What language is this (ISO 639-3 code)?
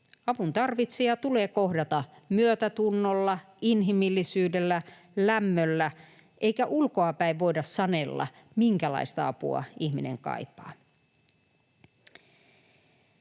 fin